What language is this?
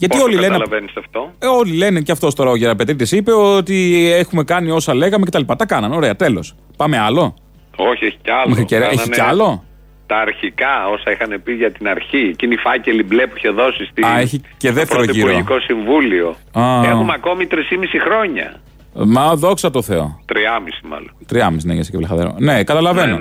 Greek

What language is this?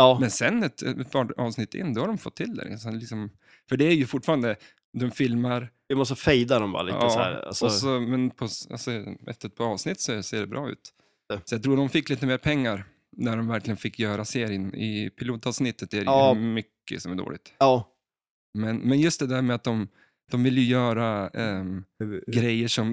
Swedish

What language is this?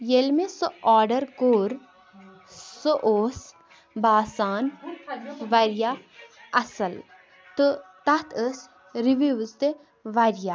Kashmiri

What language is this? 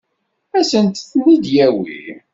Kabyle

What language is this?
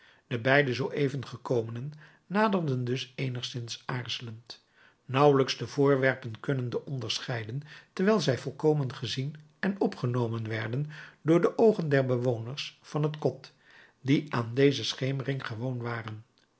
Dutch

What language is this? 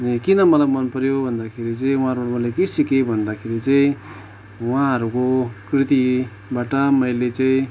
Nepali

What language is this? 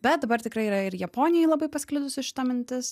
Lithuanian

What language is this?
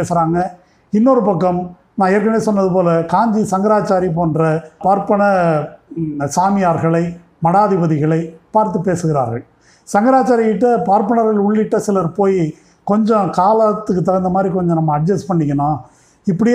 Tamil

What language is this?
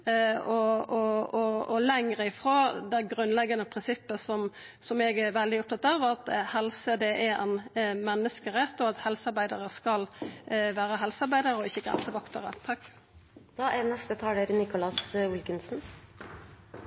Norwegian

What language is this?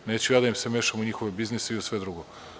Serbian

